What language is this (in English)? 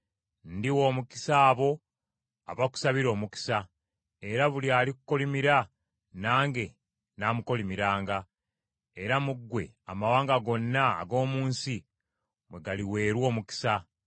Ganda